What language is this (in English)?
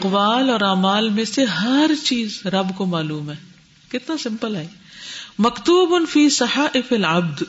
Urdu